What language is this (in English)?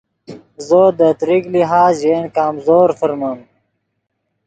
Yidgha